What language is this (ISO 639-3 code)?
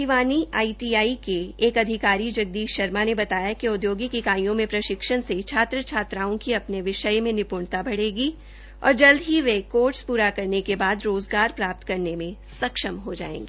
hin